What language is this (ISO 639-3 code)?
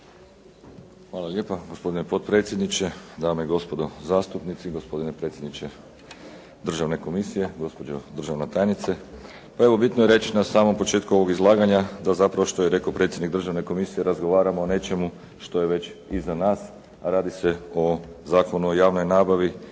hrv